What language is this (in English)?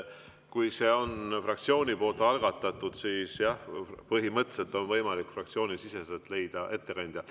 Estonian